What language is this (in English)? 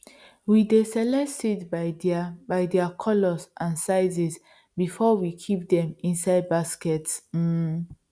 Nigerian Pidgin